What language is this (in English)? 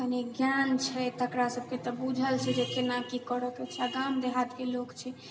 Maithili